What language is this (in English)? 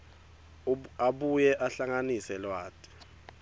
Swati